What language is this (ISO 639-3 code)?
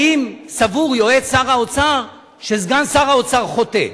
heb